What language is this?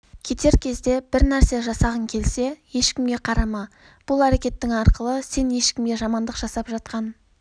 Kazakh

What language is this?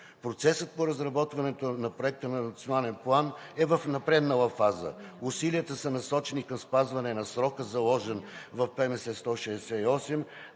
Bulgarian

